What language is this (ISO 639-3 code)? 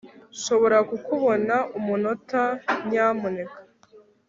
kin